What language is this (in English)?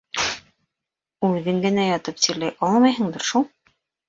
Bashkir